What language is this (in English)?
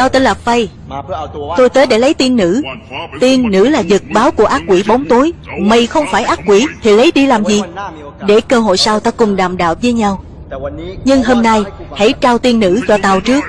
Vietnamese